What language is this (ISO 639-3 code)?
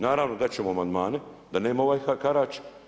hrv